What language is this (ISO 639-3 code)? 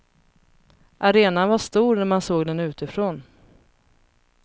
swe